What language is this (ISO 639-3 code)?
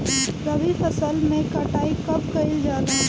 bho